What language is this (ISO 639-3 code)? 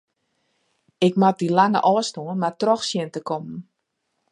fry